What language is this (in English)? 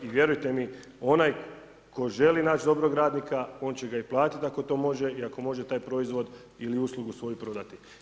Croatian